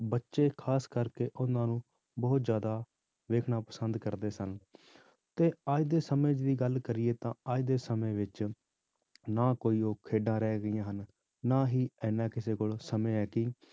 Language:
Punjabi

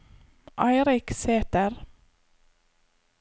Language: Norwegian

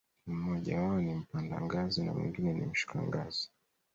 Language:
Swahili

